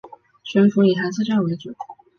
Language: Chinese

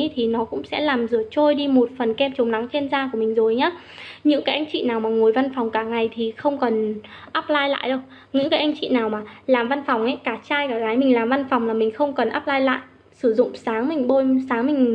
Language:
Vietnamese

